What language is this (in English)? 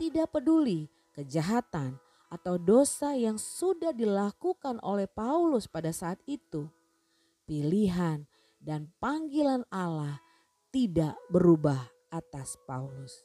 Indonesian